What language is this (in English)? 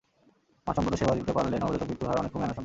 Bangla